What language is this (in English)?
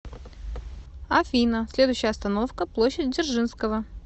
Russian